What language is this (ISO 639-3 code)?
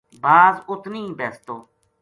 gju